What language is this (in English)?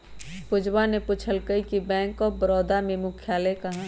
Magahi